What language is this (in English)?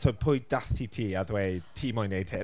Welsh